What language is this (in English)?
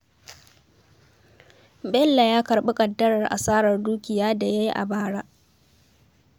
Hausa